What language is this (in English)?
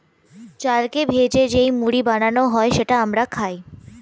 Bangla